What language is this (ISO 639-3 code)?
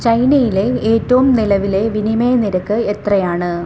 mal